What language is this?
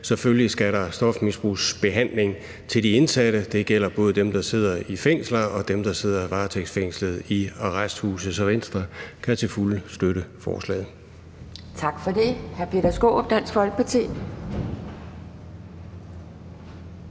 Danish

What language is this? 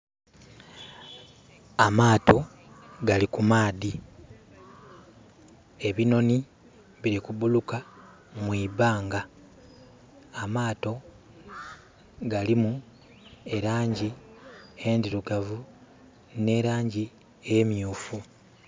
Soga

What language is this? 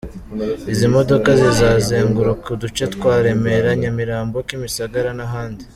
Kinyarwanda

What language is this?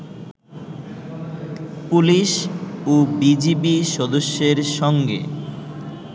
Bangla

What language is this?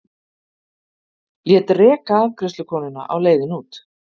Icelandic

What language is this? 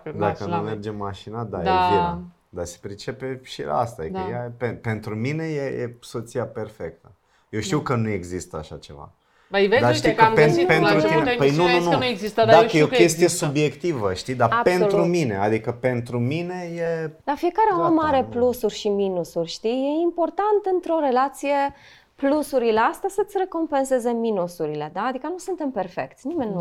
Romanian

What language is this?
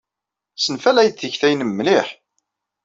Kabyle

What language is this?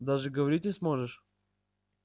Russian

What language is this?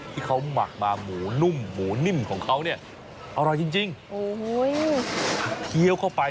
Thai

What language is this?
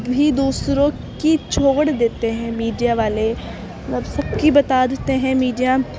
Urdu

